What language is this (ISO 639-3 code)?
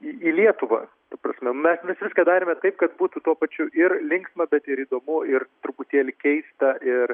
lit